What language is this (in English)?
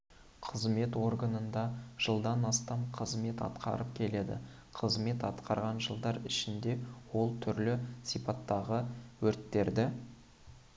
Kazakh